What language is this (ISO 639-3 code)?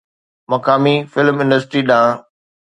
snd